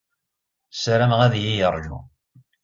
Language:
Kabyle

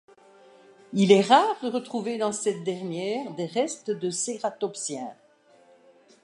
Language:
French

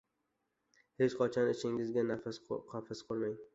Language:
Uzbek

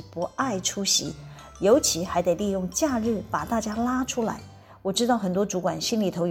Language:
Chinese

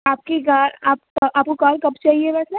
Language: Urdu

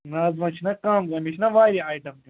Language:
Kashmiri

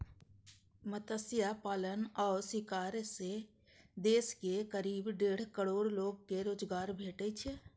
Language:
Maithili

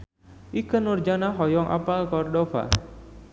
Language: Sundanese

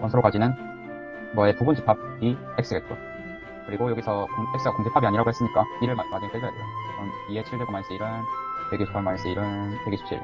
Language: Korean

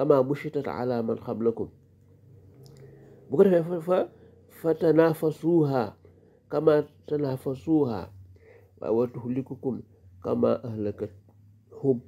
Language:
Arabic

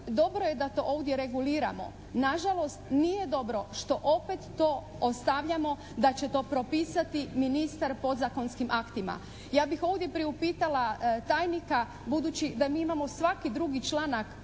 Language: Croatian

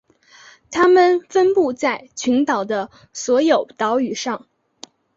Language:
Chinese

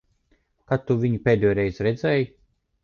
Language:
Latvian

